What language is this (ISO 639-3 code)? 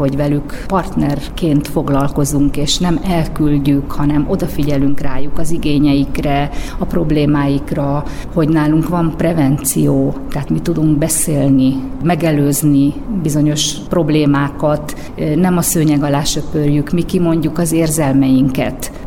hun